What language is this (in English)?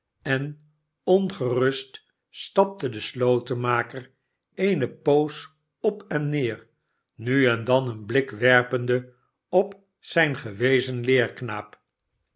Dutch